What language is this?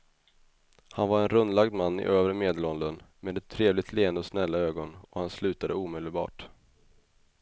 Swedish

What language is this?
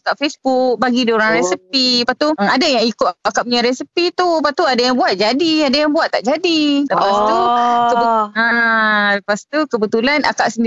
Malay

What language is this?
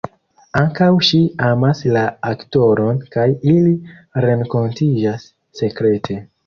Esperanto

